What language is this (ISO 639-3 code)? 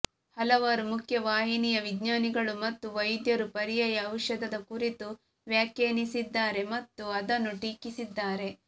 kan